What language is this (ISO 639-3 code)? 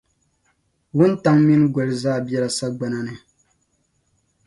dag